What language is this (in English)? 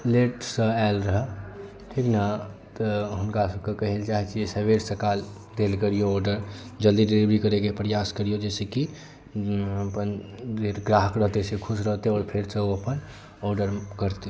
Maithili